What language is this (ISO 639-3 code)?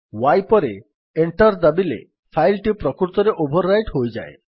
ori